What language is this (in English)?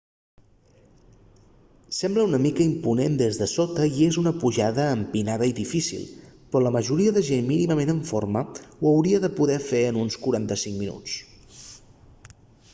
Catalan